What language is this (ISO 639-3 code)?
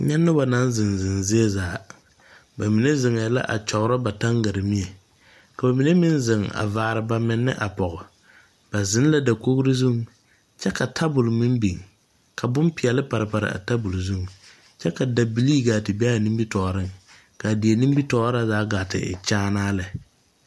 dga